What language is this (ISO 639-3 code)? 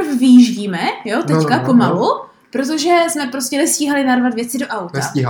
ces